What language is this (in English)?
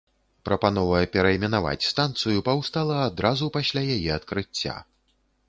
Belarusian